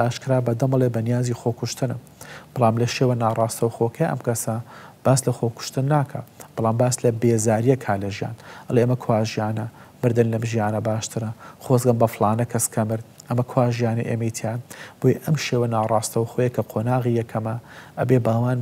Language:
Dutch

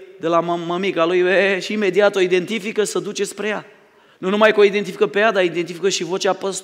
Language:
Romanian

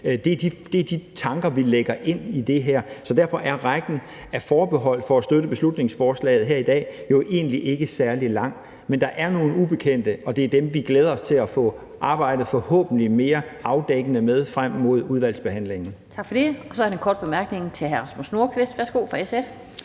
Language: Danish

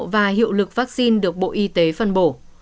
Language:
Vietnamese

